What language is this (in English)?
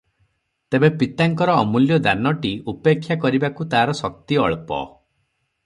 Odia